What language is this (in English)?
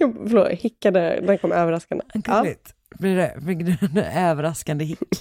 Swedish